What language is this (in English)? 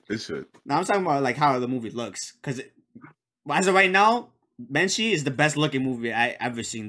English